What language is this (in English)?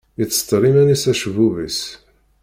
Kabyle